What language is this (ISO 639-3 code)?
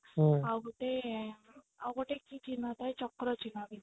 ori